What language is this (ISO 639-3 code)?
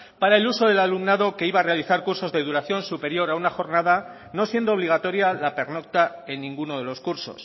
spa